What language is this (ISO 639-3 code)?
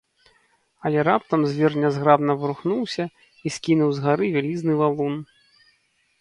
bel